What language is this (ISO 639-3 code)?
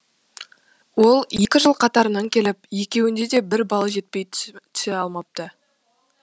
kaz